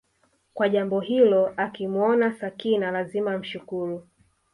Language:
Swahili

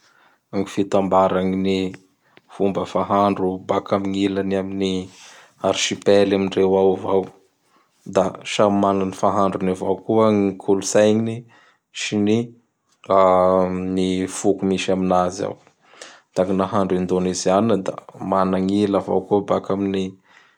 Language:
Bara Malagasy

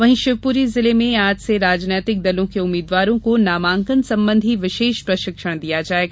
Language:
Hindi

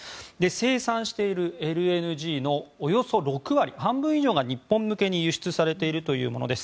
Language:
Japanese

